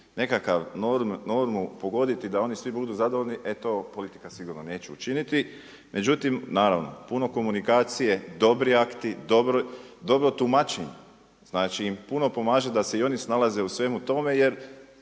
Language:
Croatian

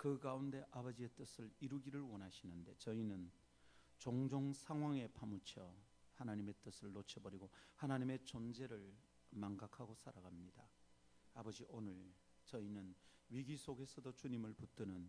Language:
Korean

